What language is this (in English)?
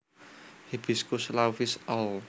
Javanese